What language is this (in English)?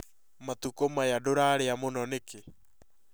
Kikuyu